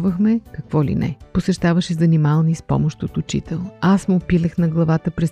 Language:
Bulgarian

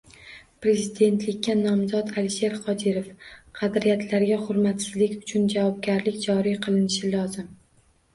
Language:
Uzbek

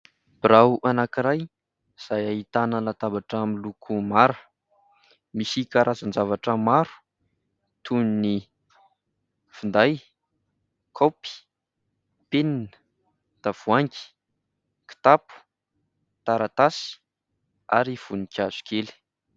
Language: Malagasy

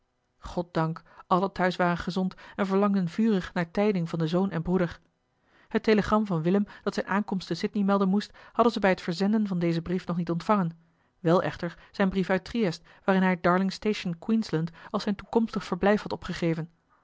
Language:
Dutch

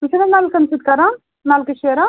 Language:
Kashmiri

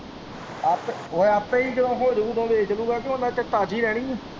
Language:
Punjabi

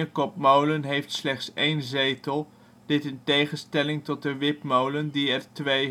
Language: Dutch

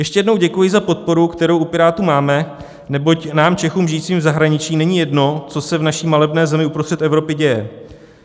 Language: Czech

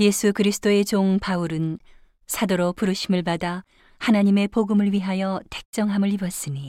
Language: Korean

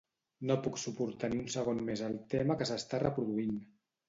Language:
Catalan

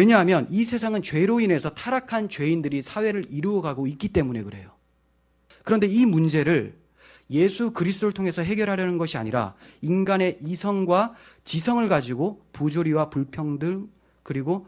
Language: Korean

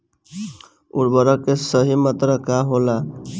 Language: Bhojpuri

